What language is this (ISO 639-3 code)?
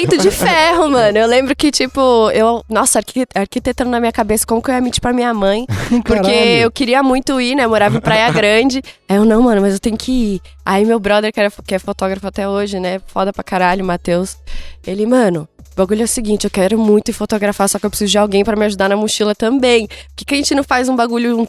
por